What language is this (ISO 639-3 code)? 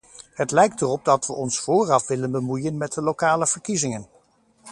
nld